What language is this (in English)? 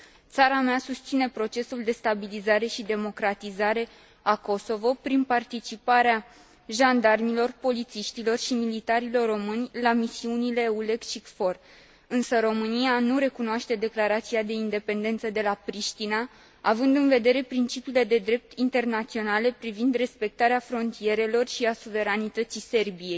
Romanian